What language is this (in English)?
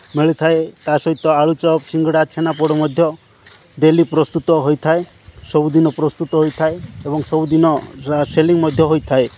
Odia